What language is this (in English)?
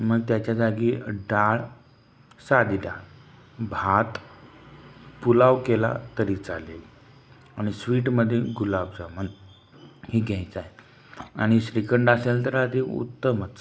Marathi